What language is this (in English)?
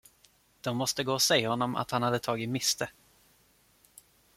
Swedish